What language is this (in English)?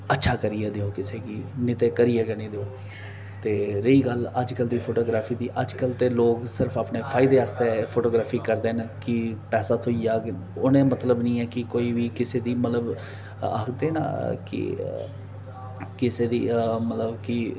Dogri